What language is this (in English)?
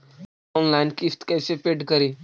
Magahi